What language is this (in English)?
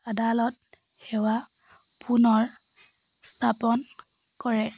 Assamese